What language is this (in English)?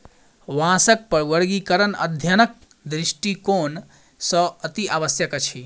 Maithili